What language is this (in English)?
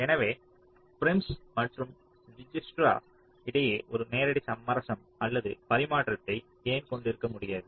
Tamil